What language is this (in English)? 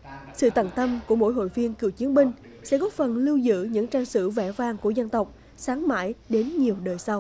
Vietnamese